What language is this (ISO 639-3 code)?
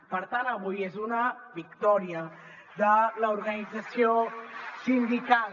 cat